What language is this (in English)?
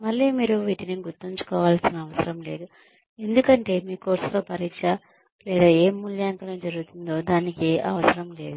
Telugu